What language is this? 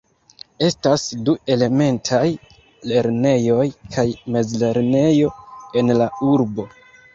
Esperanto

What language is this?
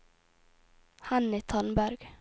Norwegian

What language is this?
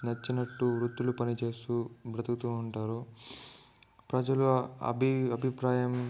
Telugu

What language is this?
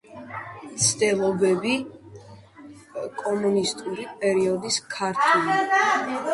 Georgian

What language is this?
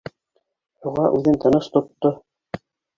Bashkir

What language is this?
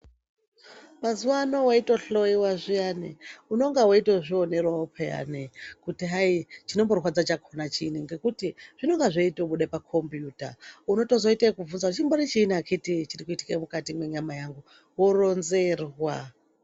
Ndau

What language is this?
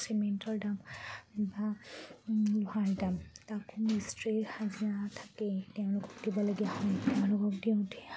Assamese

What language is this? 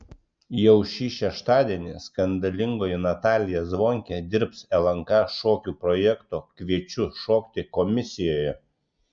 Lithuanian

